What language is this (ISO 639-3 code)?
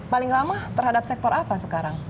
ind